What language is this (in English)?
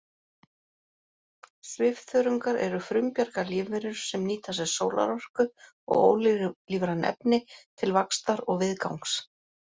Icelandic